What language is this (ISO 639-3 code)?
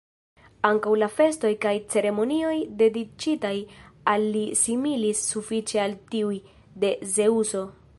epo